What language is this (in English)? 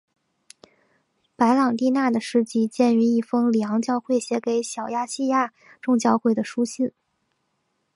Chinese